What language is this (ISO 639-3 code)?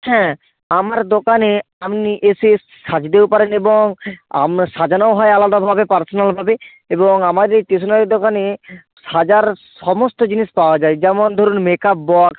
ben